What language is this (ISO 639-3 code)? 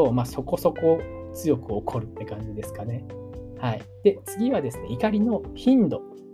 jpn